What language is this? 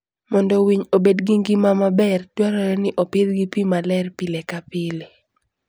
Luo (Kenya and Tanzania)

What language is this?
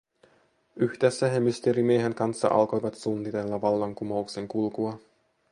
Finnish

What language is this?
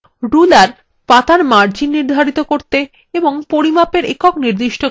Bangla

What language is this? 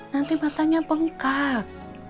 Indonesian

